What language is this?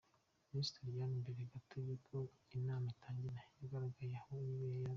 Kinyarwanda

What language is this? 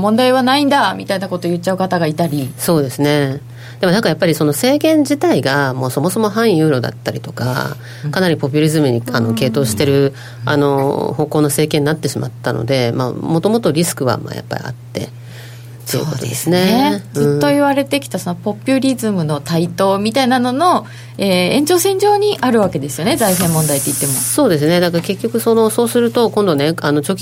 Japanese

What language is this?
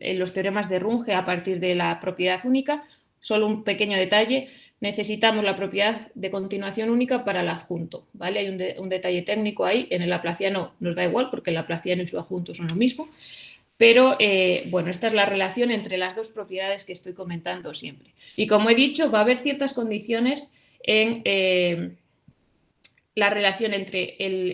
Spanish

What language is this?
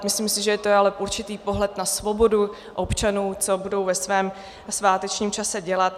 Czech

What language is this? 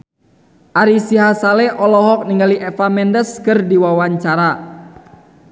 Sundanese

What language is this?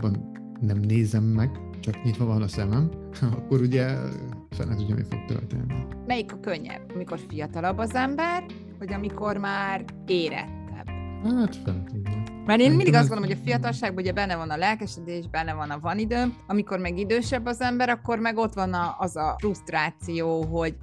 Hungarian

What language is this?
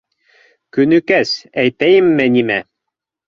Bashkir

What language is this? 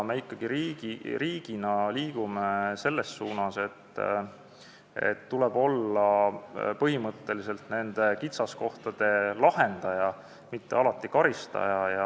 Estonian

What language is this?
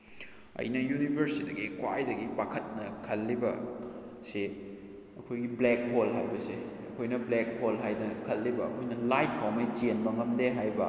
Manipuri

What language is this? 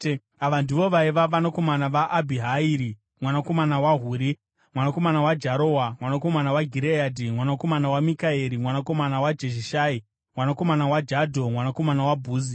Shona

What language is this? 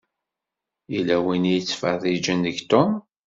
Kabyle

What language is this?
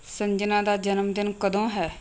Punjabi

